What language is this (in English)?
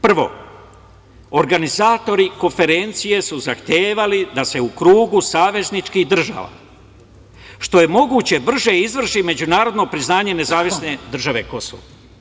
Serbian